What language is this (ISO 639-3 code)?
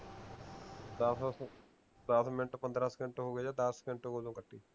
pan